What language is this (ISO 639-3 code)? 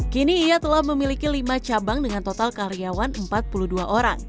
ind